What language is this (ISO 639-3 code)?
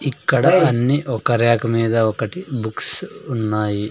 tel